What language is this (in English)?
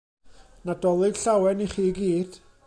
Welsh